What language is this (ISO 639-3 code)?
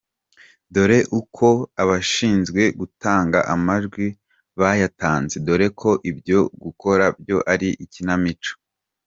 kin